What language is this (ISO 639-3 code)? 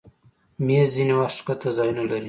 pus